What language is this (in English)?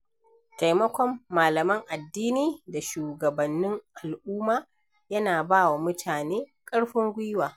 Hausa